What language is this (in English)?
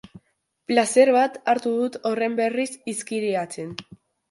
Basque